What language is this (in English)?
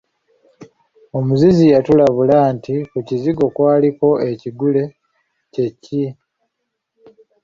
Ganda